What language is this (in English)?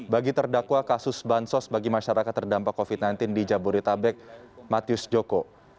Indonesian